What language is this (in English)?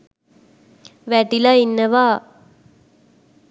Sinhala